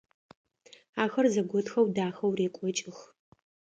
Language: Adyghe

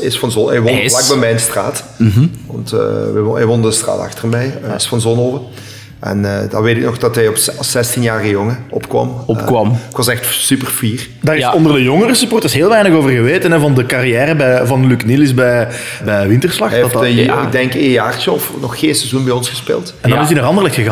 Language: Dutch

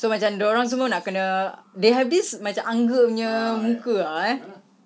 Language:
English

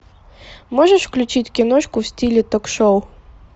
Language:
Russian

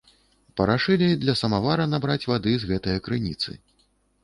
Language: Belarusian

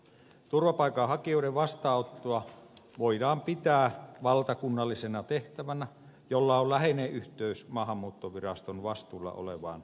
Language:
Finnish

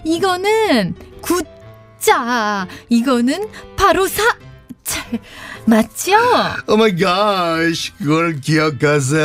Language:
Korean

